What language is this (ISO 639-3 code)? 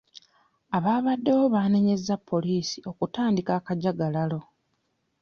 lug